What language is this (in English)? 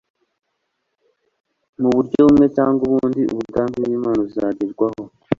Kinyarwanda